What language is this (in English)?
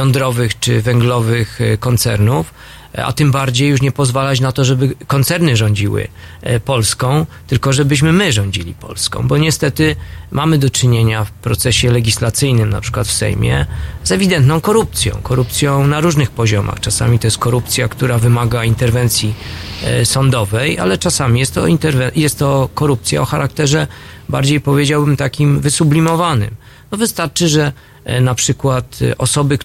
Polish